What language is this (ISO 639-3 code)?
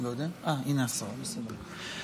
heb